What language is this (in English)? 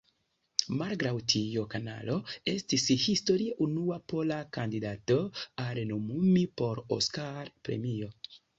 Esperanto